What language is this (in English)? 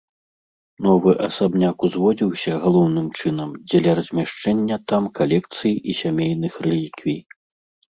Belarusian